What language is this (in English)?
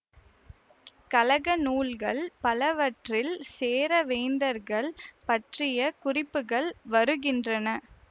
Tamil